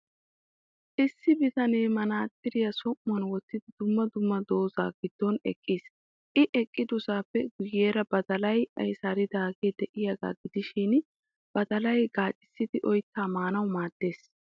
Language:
Wolaytta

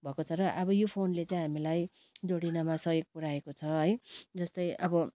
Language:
Nepali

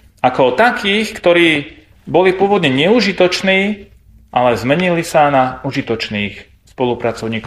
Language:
Slovak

